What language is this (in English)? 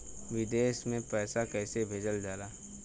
Bhojpuri